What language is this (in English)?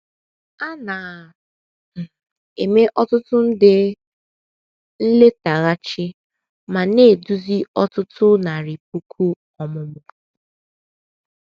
Igbo